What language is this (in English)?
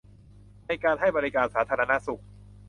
Thai